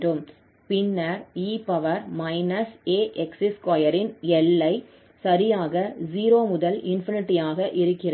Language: Tamil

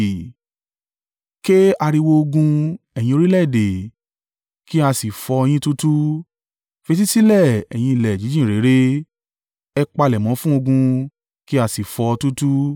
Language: Yoruba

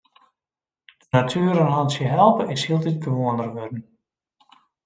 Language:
Western Frisian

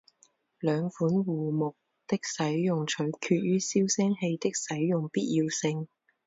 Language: Chinese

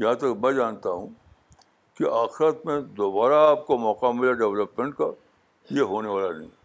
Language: Urdu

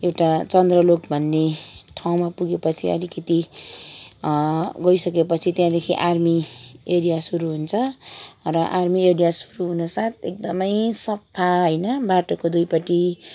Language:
Nepali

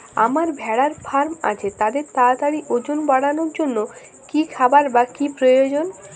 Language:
Bangla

